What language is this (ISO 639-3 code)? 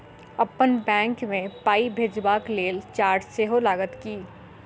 mai